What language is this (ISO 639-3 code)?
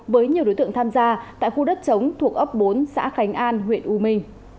vie